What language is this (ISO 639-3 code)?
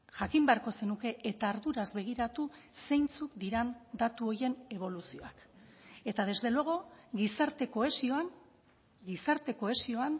eus